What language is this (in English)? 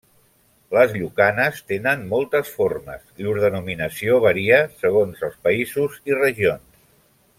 Catalan